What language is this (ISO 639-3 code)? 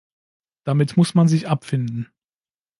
deu